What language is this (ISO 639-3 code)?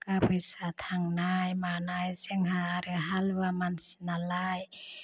brx